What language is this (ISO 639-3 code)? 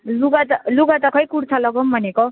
nep